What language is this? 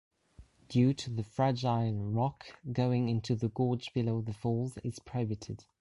English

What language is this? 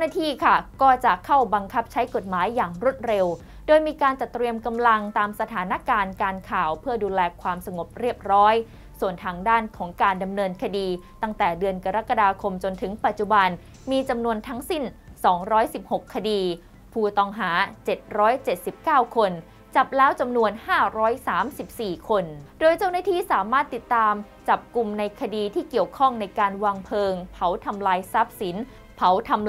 Thai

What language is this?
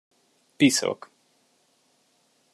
Hungarian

